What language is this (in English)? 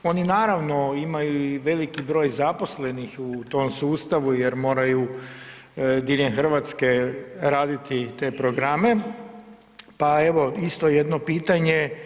Croatian